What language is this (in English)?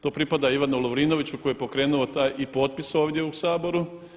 Croatian